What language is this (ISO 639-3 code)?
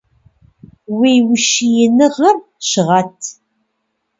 kbd